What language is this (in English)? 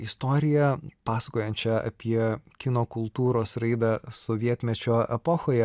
Lithuanian